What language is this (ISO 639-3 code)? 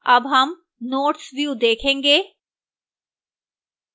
hin